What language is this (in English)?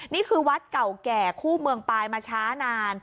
Thai